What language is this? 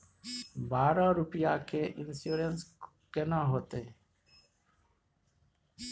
Maithili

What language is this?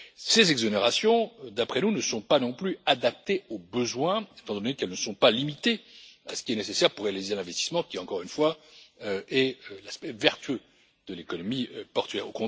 French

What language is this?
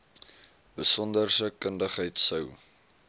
Afrikaans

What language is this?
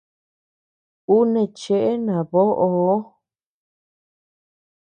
Tepeuxila Cuicatec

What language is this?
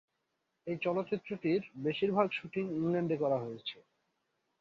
Bangla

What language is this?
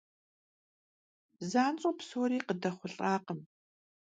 Kabardian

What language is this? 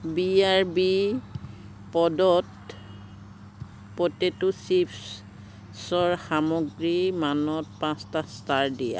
Assamese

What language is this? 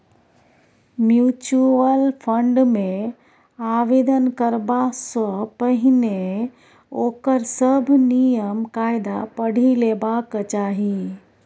Maithili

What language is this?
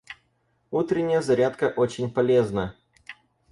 Russian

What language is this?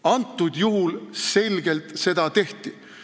Estonian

